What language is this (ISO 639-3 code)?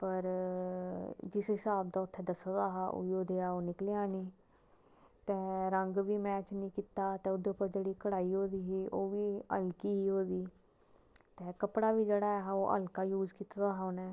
doi